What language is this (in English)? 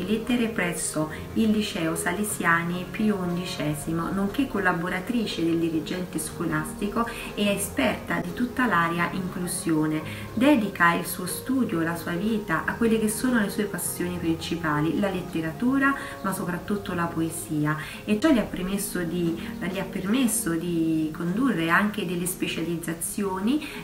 Italian